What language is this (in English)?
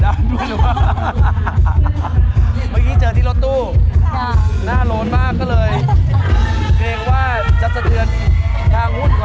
Thai